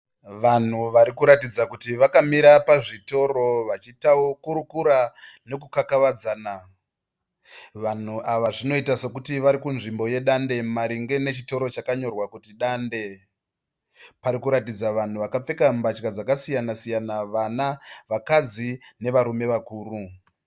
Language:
Shona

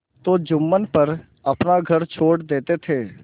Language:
Hindi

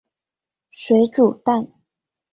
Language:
Chinese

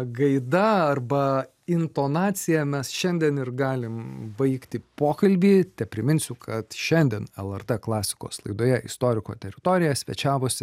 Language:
Lithuanian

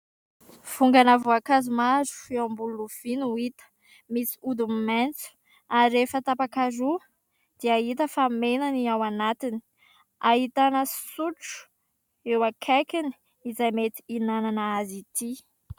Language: Malagasy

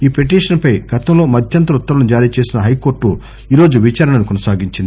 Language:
Telugu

